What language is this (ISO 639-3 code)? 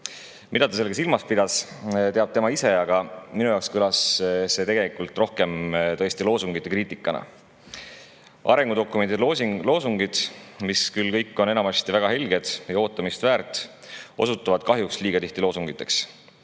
est